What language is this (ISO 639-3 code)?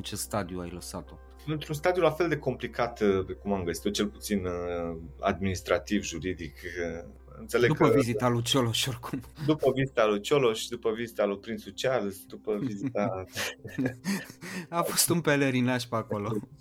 ron